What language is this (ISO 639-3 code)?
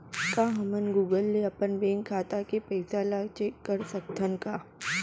hne